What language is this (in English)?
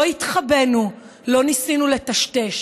Hebrew